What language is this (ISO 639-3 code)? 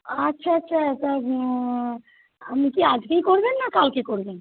ben